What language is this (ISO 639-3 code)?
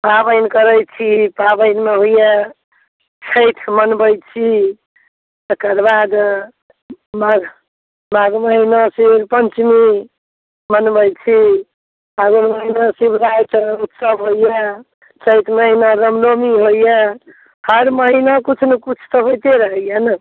mai